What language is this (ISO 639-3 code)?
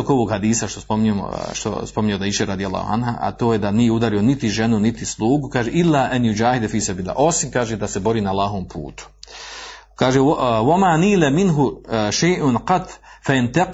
hrv